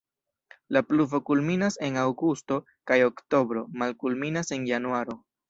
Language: Esperanto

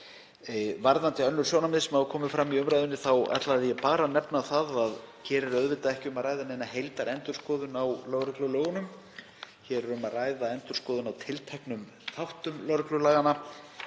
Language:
Icelandic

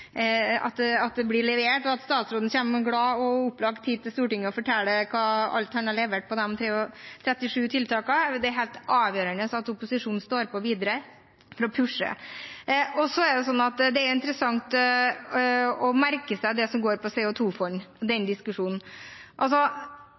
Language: Norwegian Bokmål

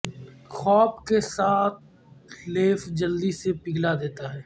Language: Urdu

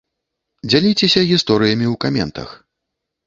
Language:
Belarusian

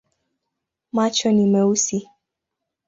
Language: Swahili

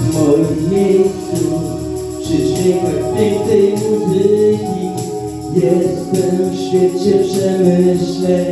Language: Polish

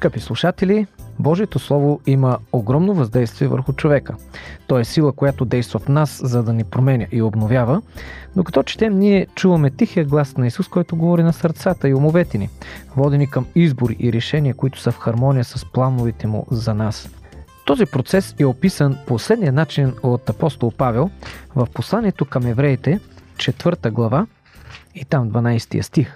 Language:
Bulgarian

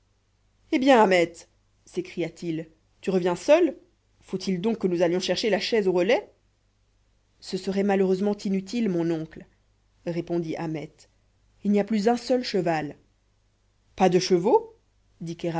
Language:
French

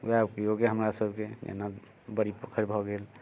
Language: Maithili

